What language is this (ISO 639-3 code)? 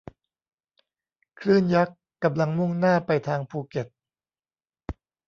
tha